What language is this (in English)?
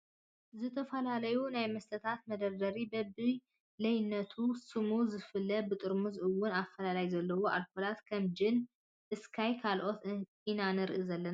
Tigrinya